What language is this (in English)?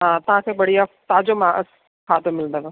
Sindhi